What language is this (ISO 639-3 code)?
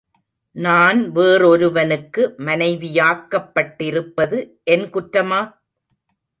tam